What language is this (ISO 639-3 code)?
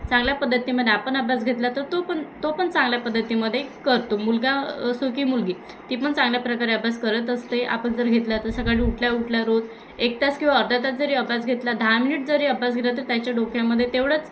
mar